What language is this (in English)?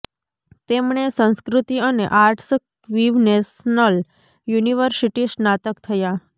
Gujarati